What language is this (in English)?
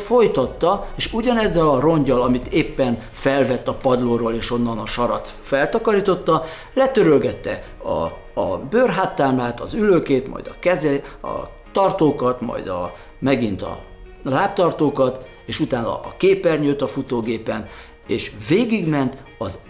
Hungarian